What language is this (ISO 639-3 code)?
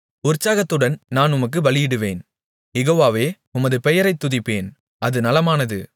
tam